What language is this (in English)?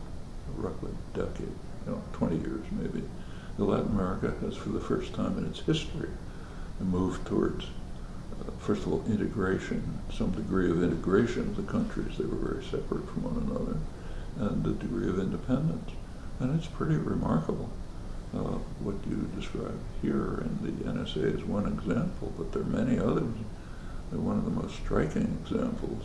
English